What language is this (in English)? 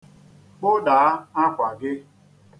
Igbo